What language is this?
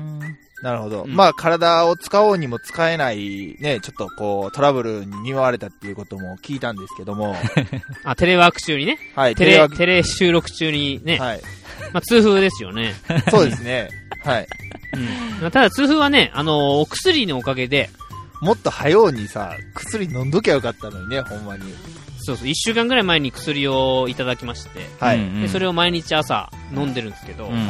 Japanese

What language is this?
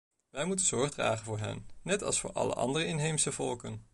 Dutch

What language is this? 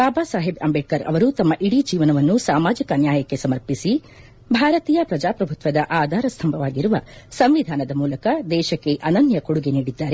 Kannada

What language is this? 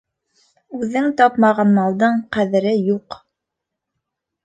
Bashkir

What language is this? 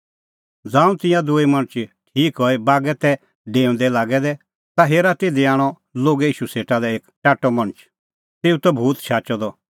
Kullu Pahari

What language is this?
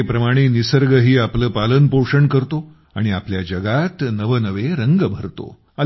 Marathi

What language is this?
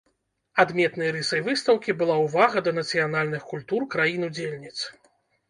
Belarusian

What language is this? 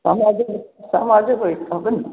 Maithili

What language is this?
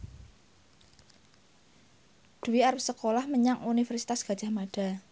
Javanese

